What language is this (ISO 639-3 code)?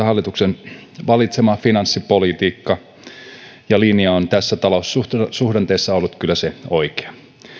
fin